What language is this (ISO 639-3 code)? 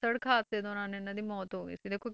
pan